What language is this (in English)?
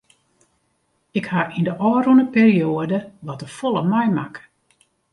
Western Frisian